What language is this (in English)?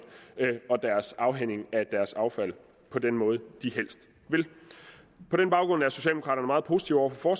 Danish